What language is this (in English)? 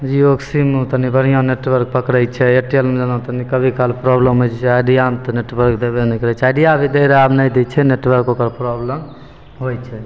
Maithili